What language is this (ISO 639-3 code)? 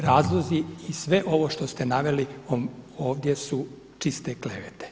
hrv